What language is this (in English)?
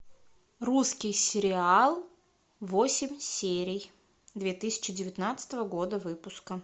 Russian